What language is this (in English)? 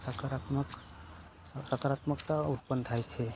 Gujarati